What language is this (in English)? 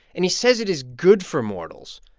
English